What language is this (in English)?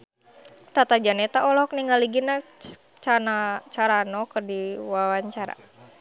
Sundanese